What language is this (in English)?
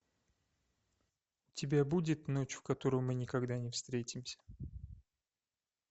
Russian